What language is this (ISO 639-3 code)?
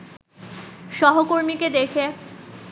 ben